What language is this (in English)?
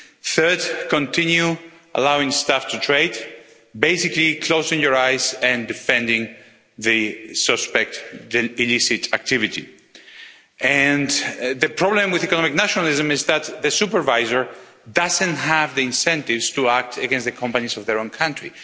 English